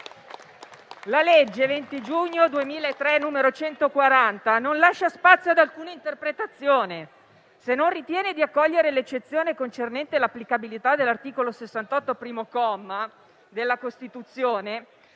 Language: Italian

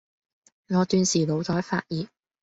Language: Cantonese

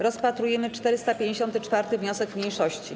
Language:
Polish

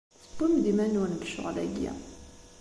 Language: Kabyle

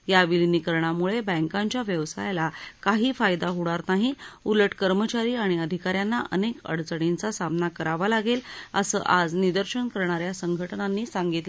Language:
Marathi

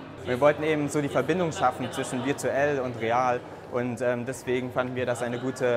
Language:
German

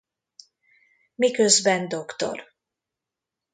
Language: Hungarian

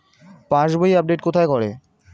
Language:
Bangla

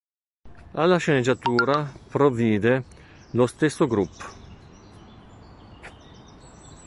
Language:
Italian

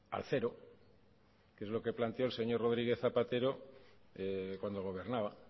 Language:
Spanish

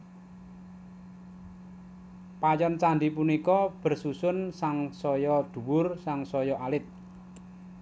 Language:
Javanese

